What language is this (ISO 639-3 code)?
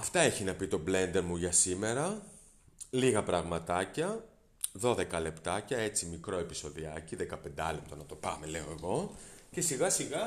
ell